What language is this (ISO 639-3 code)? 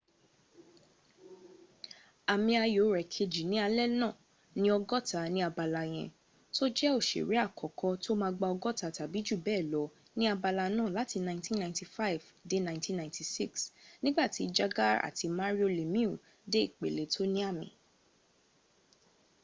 yor